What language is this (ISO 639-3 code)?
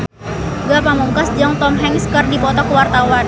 sun